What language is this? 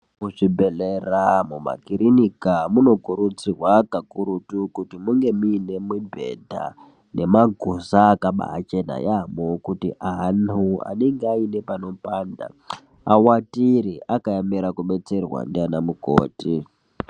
Ndau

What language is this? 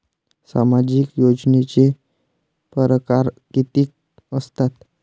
Marathi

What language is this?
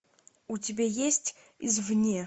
Russian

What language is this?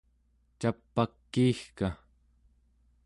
Central Yupik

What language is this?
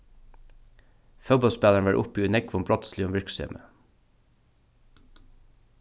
Faroese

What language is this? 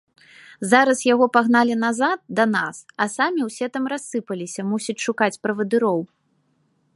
Belarusian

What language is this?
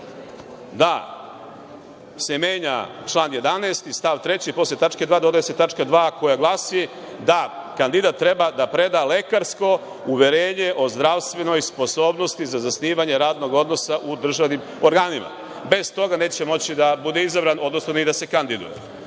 Serbian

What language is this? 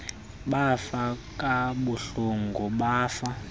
Xhosa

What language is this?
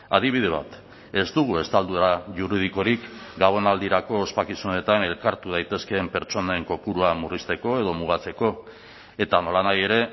Basque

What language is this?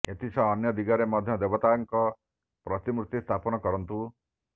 Odia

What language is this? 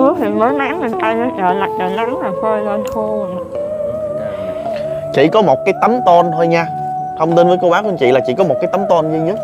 Vietnamese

